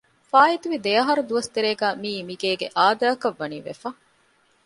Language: Divehi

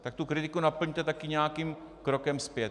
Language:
Czech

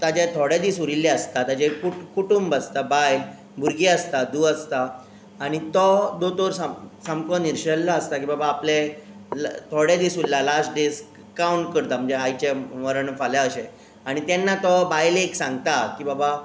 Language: Konkani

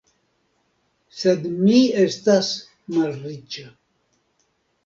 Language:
Esperanto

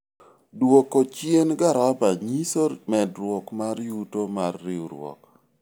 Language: Luo (Kenya and Tanzania)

